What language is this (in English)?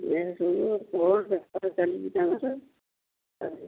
Odia